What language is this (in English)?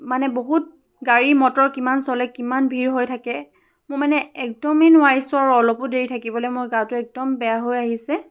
Assamese